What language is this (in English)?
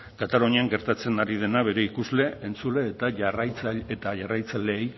Basque